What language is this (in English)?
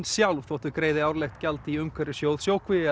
Icelandic